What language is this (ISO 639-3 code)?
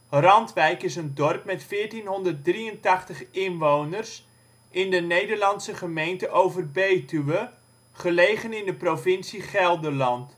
nld